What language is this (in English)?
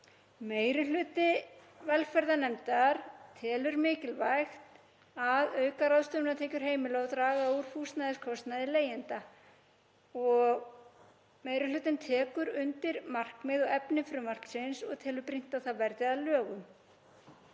Icelandic